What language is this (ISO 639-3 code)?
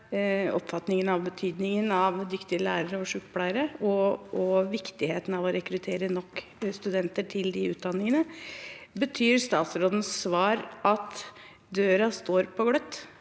nor